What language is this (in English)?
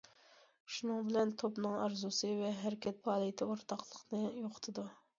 Uyghur